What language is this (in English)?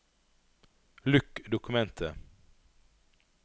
Norwegian